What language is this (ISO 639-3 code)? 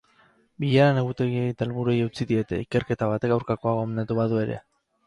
eus